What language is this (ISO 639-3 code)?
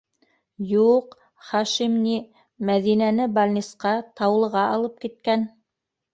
bak